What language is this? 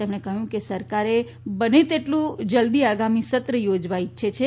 Gujarati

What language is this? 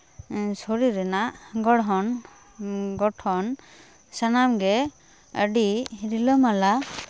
Santali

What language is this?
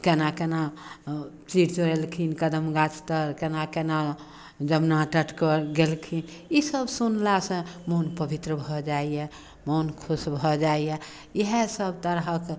Maithili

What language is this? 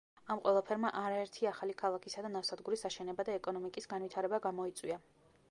Georgian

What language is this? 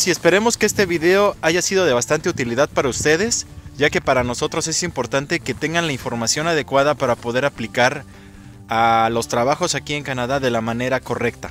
Spanish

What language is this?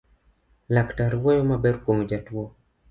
Luo (Kenya and Tanzania)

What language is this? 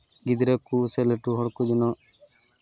Santali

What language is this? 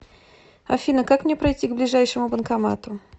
Russian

